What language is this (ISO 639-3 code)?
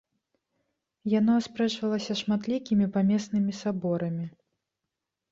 bel